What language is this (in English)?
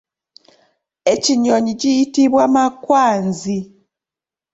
Ganda